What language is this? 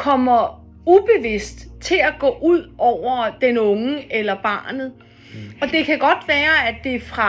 Danish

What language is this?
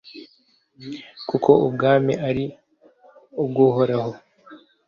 Kinyarwanda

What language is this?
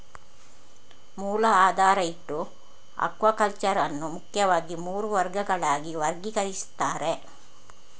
Kannada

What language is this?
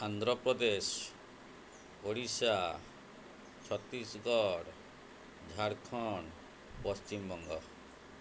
Odia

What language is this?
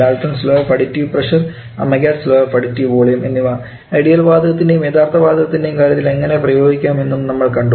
Malayalam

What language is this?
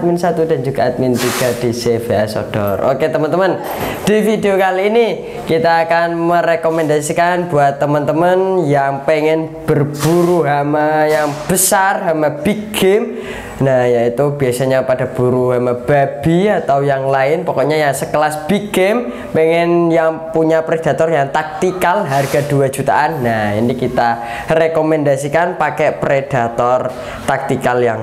Indonesian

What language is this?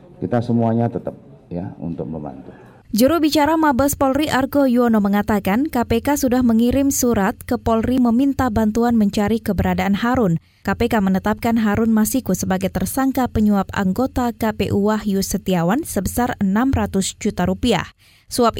Indonesian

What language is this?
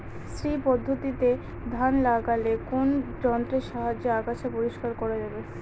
Bangla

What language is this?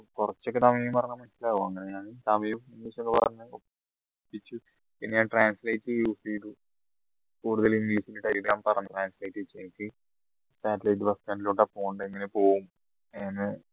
Malayalam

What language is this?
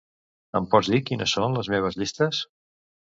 Catalan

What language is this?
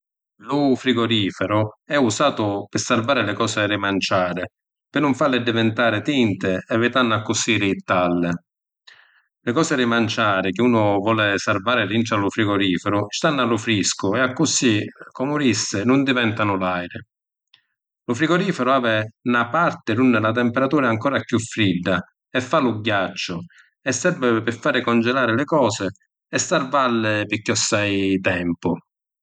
Sicilian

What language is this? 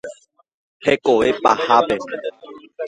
Guarani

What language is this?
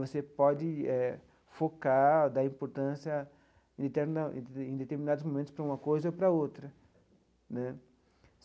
Portuguese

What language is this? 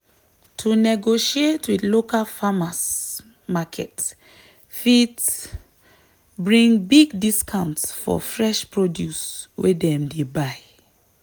Nigerian Pidgin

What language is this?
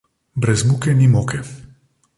Slovenian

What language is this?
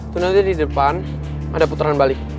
Indonesian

